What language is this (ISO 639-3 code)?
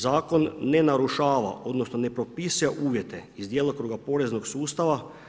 hrv